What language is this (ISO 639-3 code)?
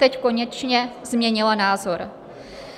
ces